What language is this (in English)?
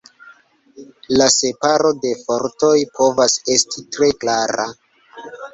Esperanto